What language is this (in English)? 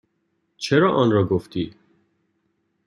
Persian